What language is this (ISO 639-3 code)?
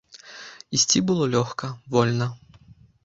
bel